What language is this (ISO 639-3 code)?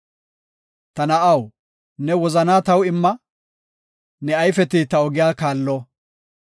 gof